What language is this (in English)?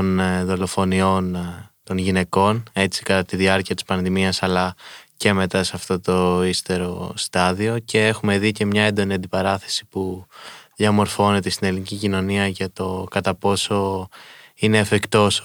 Greek